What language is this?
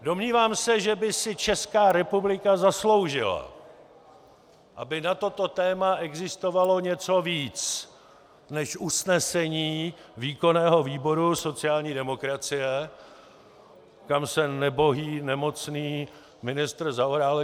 Czech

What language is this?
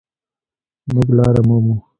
Pashto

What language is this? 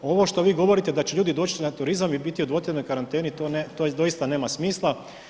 Croatian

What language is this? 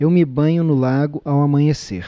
Portuguese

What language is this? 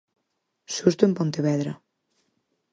Galician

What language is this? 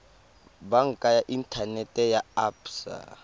Tswana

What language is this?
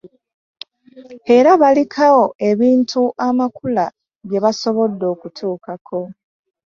Ganda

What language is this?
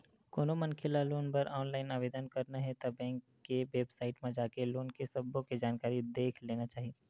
Chhattisgarhi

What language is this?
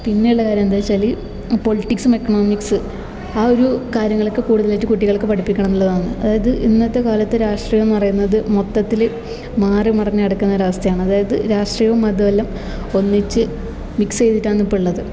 Malayalam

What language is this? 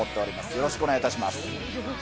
Japanese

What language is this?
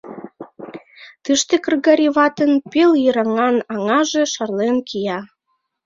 Mari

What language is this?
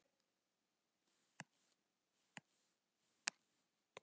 Icelandic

